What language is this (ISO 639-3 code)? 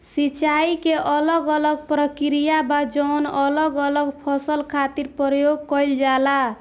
bho